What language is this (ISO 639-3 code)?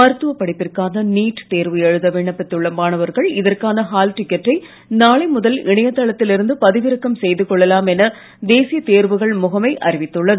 tam